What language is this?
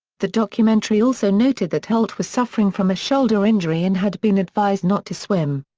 English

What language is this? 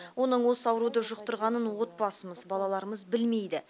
Kazakh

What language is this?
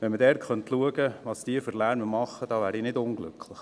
Swiss German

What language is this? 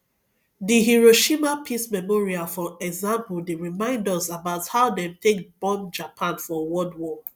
Nigerian Pidgin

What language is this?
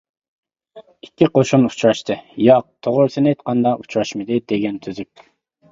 Uyghur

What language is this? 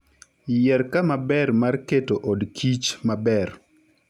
Luo (Kenya and Tanzania)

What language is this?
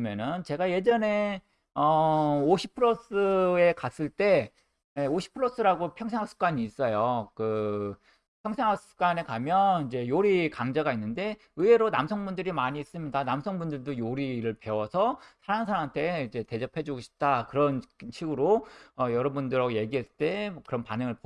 Korean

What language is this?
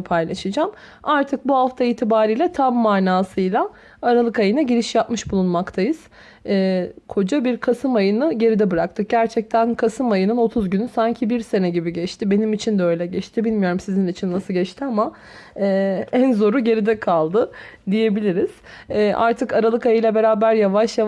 Turkish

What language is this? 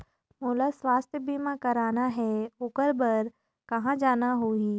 Chhattisgarhi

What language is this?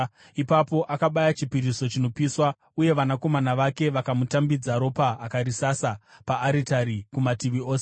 Shona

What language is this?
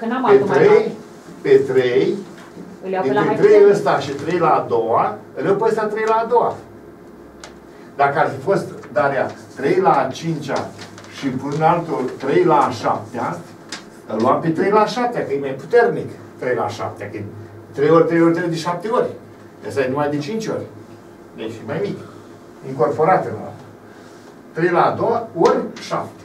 Romanian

